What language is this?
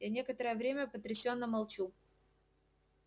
Russian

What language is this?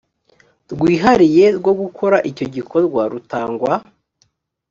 Kinyarwanda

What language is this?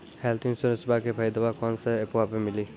Maithili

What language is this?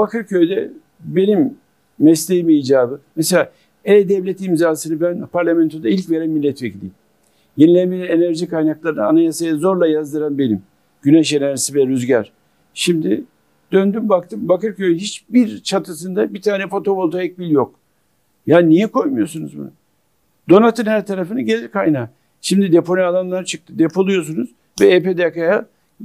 Turkish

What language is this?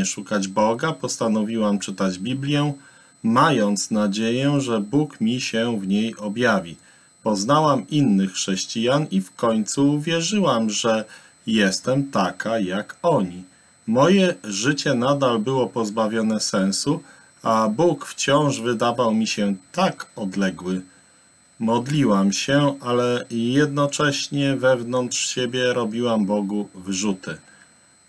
Polish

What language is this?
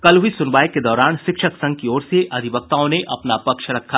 Hindi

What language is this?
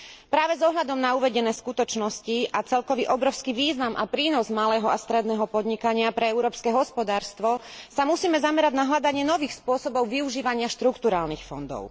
Slovak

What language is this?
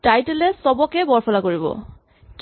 Assamese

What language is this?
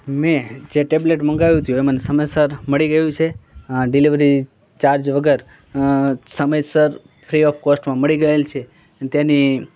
Gujarati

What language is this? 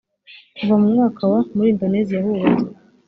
Kinyarwanda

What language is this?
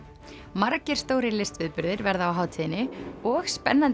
Icelandic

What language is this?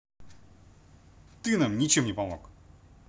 Russian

